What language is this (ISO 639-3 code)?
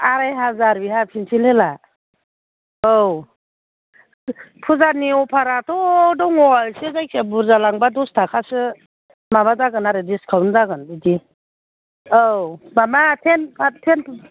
brx